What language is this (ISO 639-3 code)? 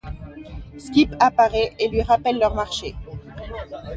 fra